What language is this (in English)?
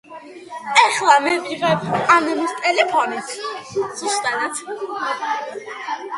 Georgian